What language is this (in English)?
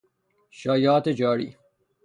Persian